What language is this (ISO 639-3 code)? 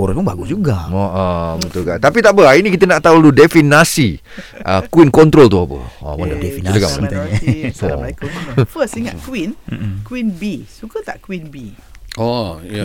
msa